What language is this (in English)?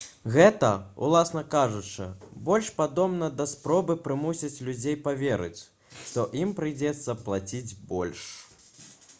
Belarusian